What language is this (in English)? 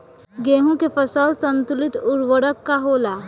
Bhojpuri